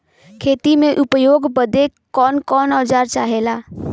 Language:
Bhojpuri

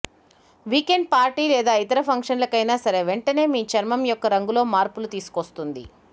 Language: Telugu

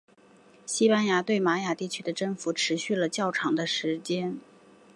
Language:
Chinese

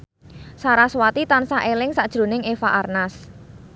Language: Javanese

